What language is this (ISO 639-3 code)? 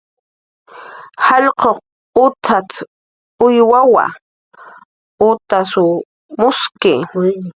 jqr